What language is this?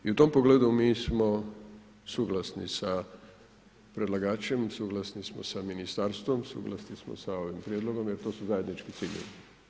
Croatian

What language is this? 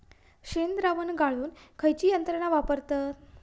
Marathi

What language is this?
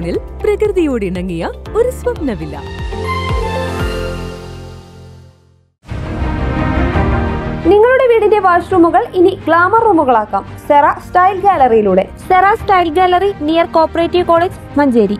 Malayalam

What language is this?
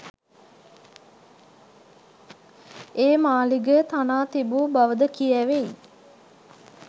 Sinhala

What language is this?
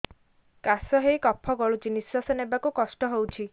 Odia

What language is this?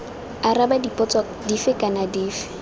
Tswana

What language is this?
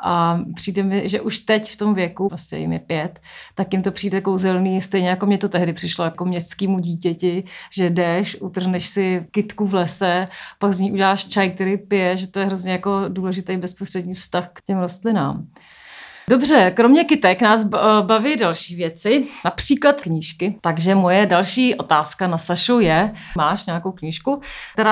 Czech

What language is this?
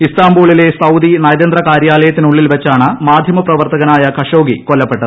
Malayalam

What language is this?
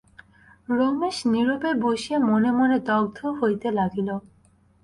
Bangla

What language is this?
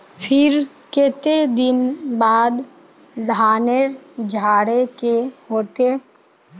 Magahi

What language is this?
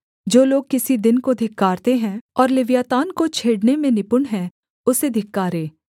Hindi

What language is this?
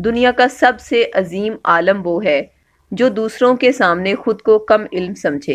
Hindi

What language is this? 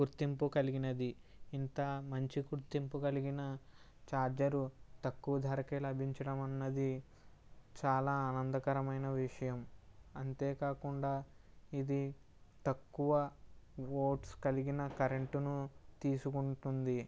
Telugu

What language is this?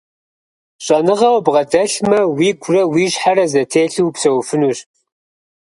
Kabardian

